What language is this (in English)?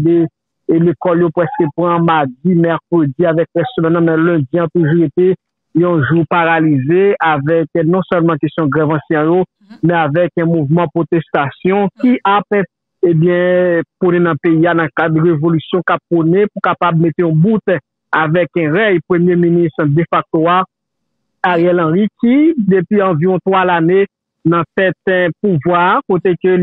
French